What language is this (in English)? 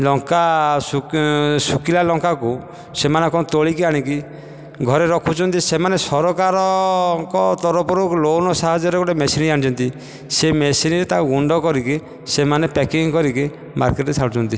Odia